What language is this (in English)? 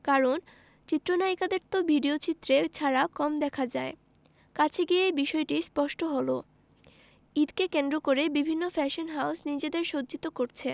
Bangla